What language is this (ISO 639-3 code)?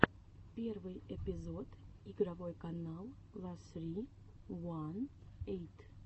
rus